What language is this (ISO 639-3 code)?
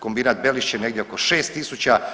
hrv